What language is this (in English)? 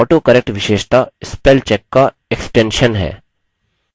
Hindi